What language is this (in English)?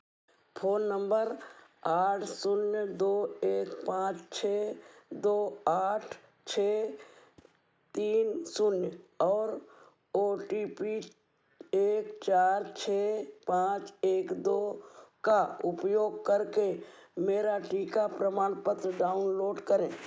Hindi